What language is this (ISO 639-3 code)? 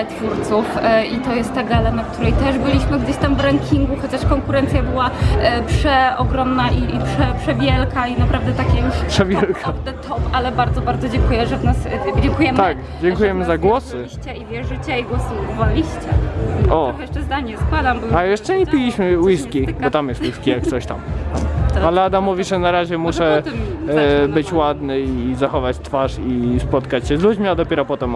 pol